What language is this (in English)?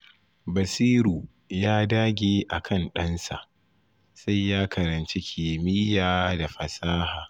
Hausa